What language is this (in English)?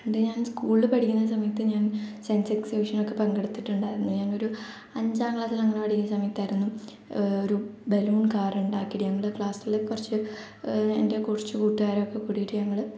Malayalam